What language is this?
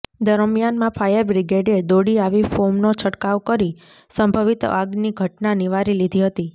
Gujarati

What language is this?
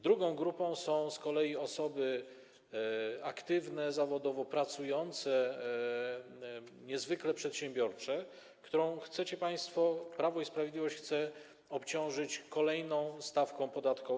Polish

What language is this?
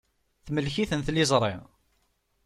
Kabyle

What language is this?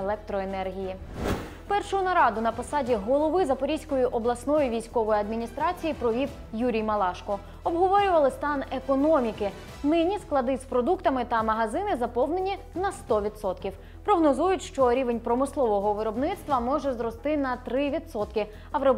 Ukrainian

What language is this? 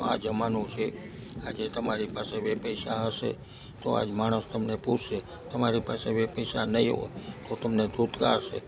Gujarati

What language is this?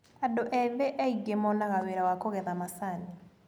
Kikuyu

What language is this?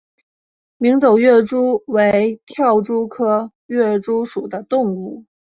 Chinese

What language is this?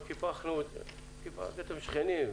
Hebrew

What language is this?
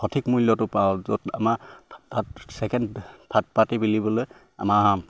Assamese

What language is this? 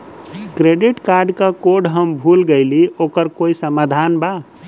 Bhojpuri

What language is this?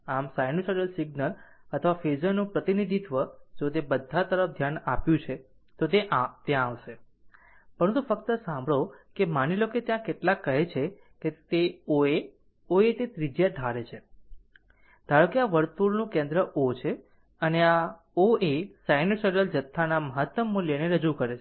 Gujarati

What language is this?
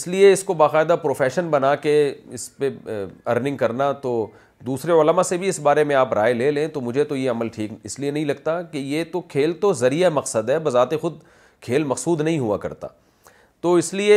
Urdu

